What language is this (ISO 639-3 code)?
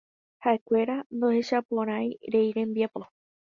grn